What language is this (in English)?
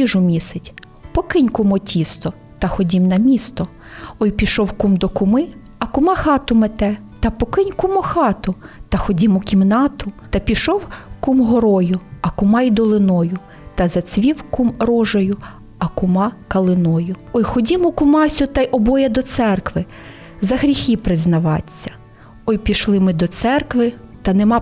Ukrainian